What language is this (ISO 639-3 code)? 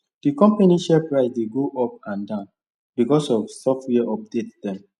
pcm